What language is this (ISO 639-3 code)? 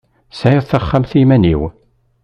kab